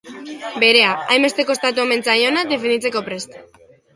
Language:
Basque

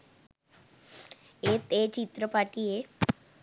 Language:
Sinhala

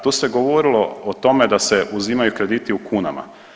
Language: Croatian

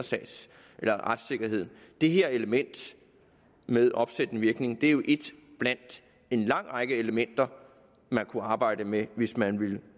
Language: Danish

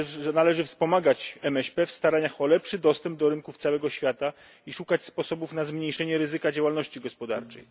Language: Polish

